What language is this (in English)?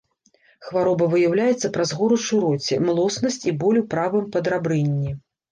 Belarusian